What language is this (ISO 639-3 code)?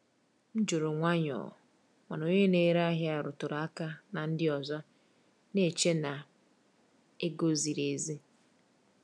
ibo